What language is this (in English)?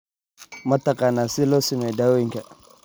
Somali